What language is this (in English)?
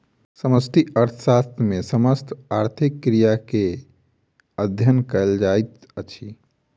Maithili